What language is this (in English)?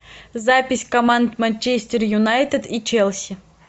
Russian